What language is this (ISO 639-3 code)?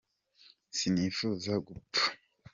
kin